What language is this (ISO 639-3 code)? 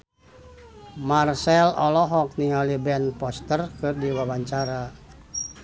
sun